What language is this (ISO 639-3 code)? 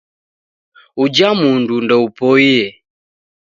dav